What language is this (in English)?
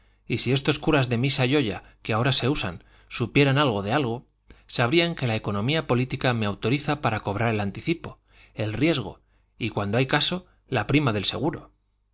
Spanish